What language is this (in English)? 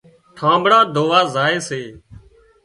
Wadiyara Koli